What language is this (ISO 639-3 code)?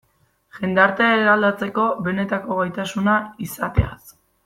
eus